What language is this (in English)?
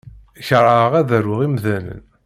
Kabyle